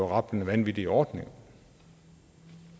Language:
Danish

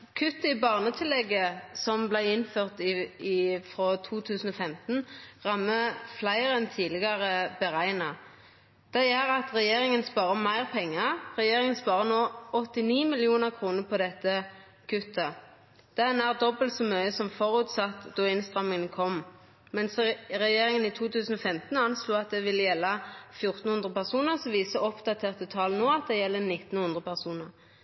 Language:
Norwegian Nynorsk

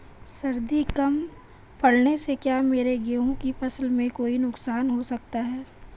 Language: Hindi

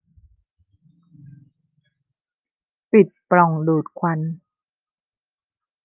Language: Thai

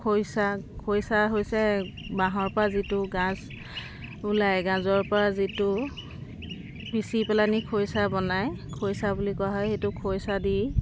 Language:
Assamese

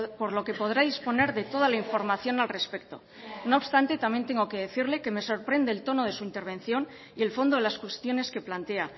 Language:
Spanish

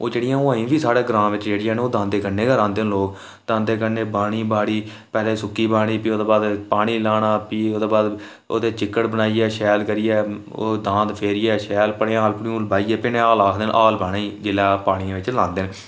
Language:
Dogri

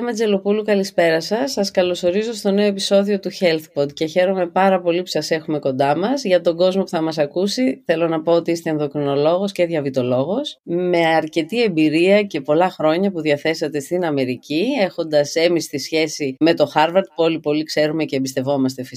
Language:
Greek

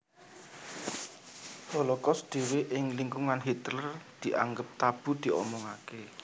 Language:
Javanese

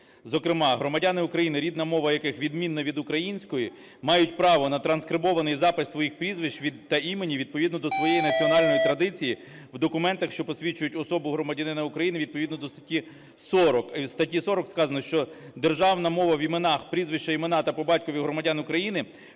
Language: Ukrainian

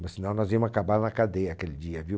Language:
Portuguese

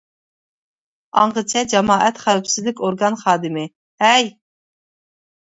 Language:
Uyghur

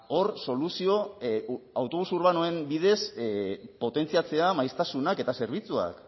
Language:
Basque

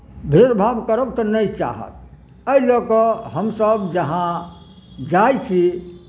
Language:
Maithili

